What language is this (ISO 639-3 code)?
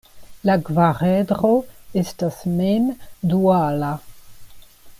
epo